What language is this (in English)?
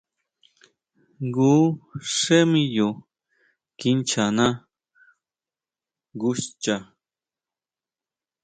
Huautla Mazatec